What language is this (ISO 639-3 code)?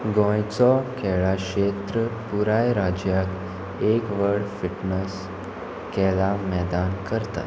kok